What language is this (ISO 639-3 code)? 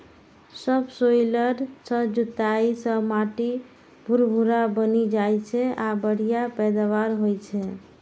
mai